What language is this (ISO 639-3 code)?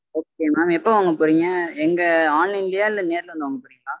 tam